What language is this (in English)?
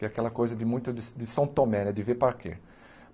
Portuguese